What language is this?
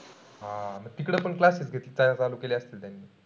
Marathi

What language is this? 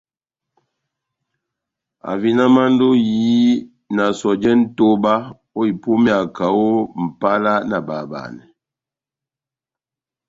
Batanga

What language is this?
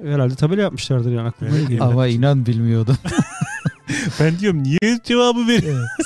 Turkish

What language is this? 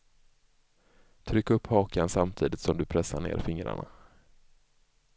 Swedish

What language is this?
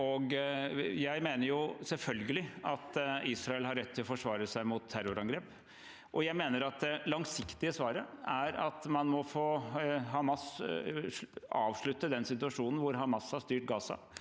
Norwegian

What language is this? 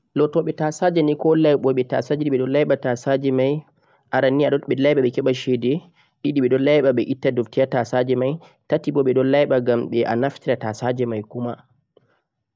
Central-Eastern Niger Fulfulde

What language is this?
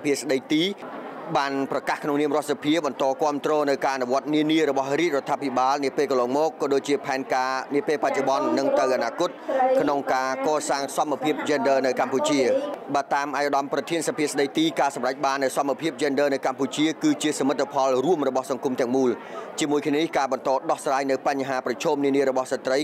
Thai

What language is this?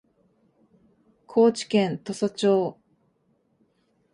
Japanese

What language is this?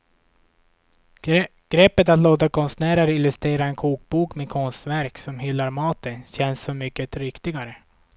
Swedish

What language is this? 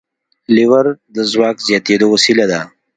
Pashto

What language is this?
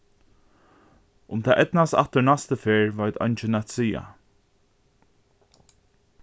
Faroese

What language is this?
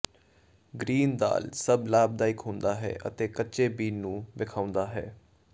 Punjabi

